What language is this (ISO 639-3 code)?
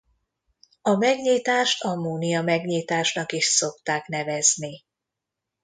hun